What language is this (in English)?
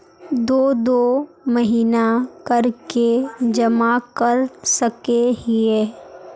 Magahi